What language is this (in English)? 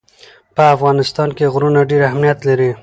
Pashto